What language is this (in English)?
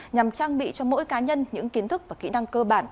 Vietnamese